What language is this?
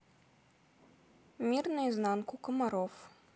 Russian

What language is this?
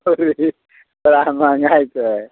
Hindi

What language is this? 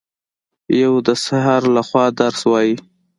Pashto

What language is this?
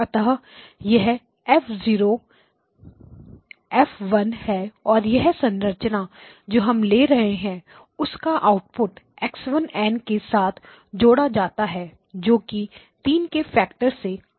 Hindi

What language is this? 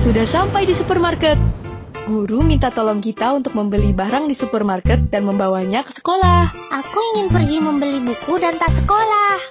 Indonesian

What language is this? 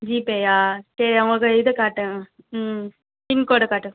Tamil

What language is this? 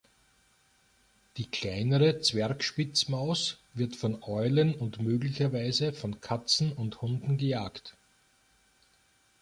German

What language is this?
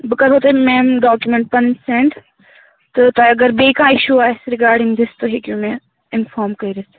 Kashmiri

